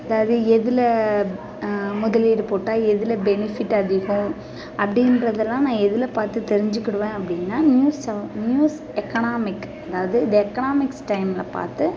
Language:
Tamil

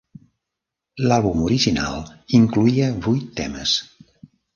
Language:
Catalan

